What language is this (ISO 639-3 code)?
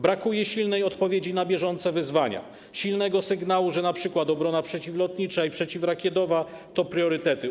pol